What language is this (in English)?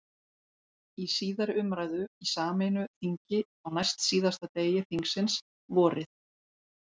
Icelandic